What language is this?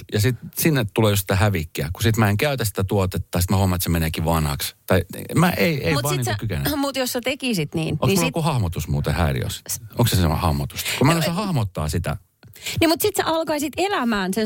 Finnish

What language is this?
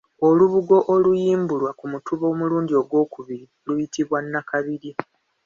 Ganda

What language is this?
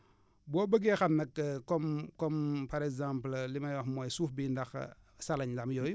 Wolof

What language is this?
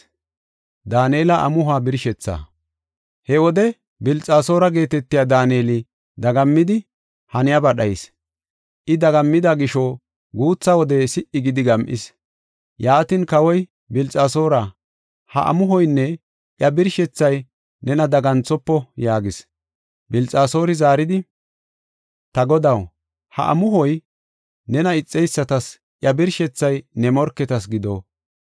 Gofa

